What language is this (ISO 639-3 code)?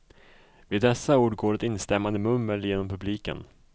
swe